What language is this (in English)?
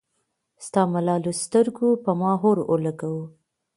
Pashto